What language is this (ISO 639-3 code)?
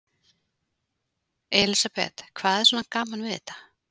isl